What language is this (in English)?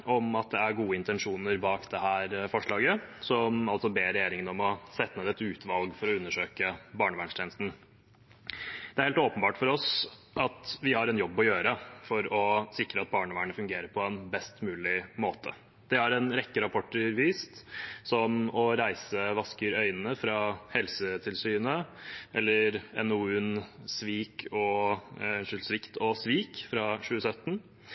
Norwegian Bokmål